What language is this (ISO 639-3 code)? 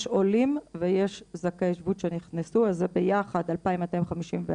heb